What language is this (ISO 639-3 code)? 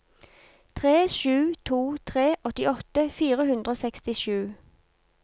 nor